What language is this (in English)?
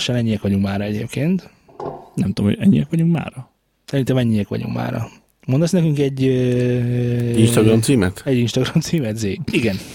Hungarian